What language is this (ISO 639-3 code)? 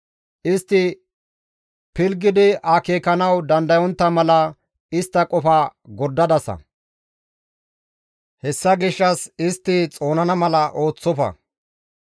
gmv